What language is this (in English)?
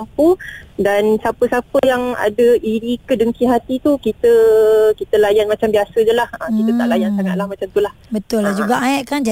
Malay